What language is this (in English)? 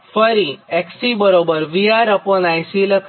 Gujarati